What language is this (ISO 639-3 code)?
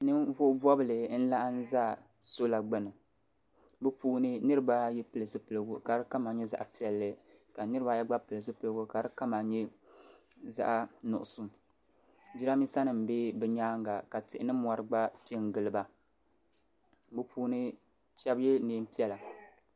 dag